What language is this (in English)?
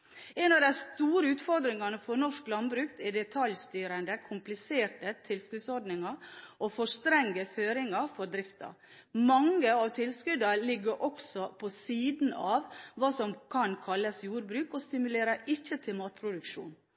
Norwegian Bokmål